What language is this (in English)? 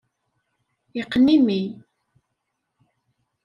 Kabyle